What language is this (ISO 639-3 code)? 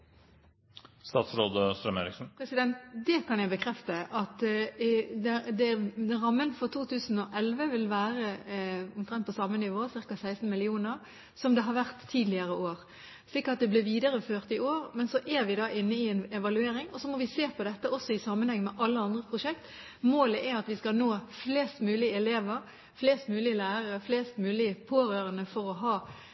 nob